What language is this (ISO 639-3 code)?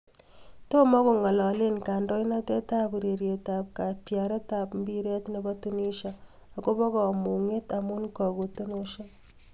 kln